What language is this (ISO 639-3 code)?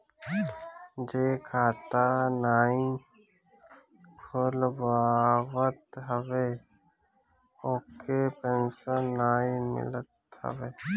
bho